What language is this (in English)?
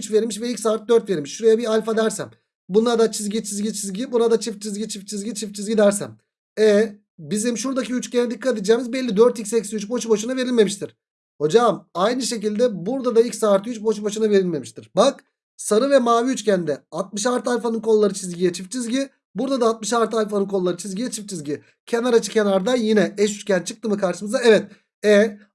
Turkish